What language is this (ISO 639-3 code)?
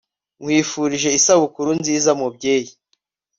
kin